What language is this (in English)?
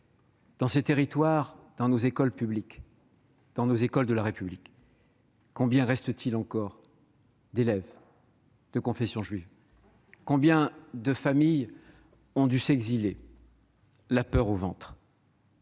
French